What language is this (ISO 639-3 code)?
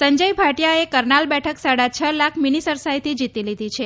guj